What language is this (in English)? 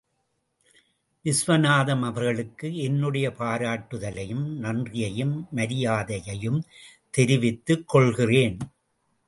Tamil